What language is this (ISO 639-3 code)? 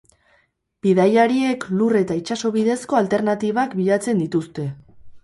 eus